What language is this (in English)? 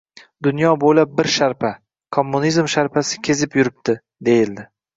Uzbek